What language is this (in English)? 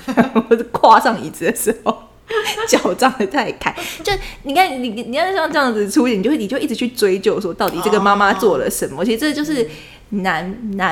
Chinese